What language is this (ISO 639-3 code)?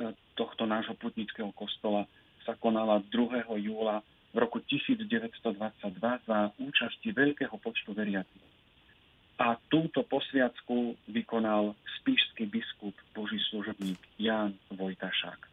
slk